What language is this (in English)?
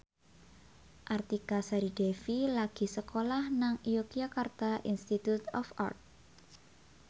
Javanese